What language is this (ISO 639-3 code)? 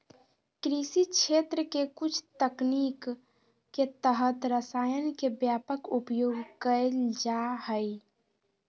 mag